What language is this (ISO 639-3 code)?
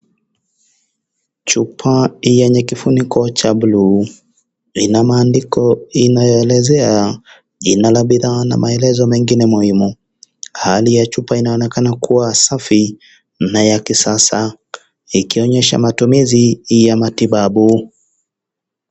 swa